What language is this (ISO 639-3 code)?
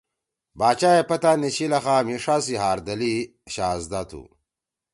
trw